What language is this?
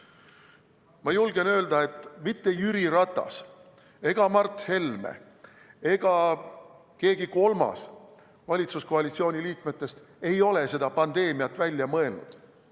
Estonian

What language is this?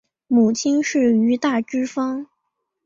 Chinese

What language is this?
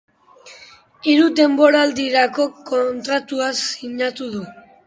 Basque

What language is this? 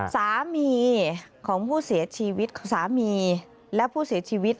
Thai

